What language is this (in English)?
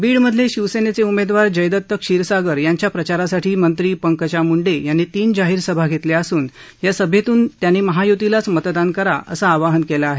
Marathi